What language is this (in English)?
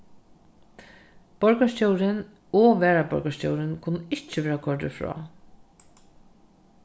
Faroese